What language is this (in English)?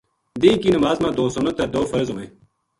Gujari